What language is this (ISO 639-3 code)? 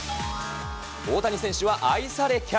jpn